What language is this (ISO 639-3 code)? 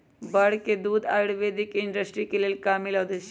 mag